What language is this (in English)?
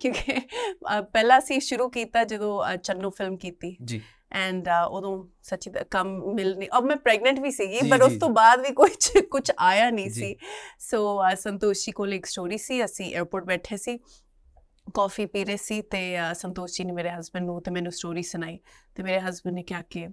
Punjabi